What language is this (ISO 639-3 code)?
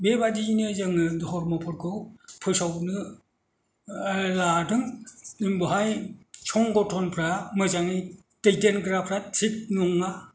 brx